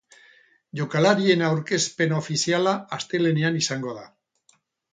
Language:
Basque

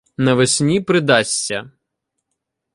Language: Ukrainian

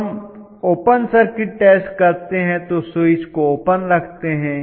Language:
Hindi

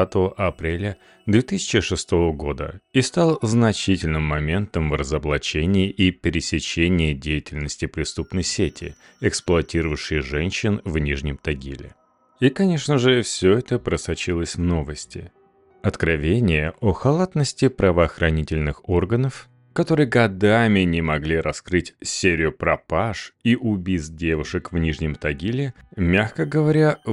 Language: Russian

